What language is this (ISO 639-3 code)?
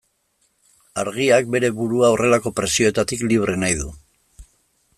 eus